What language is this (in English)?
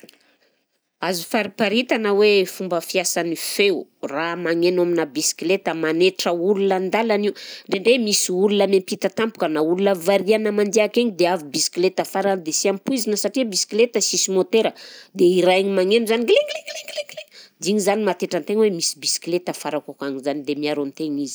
Southern Betsimisaraka Malagasy